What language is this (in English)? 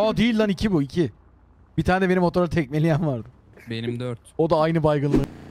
Turkish